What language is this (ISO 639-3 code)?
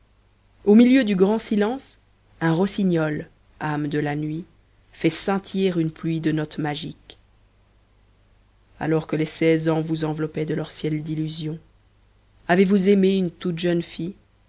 fra